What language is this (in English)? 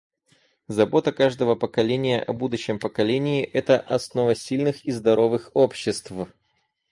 Russian